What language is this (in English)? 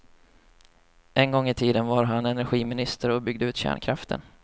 Swedish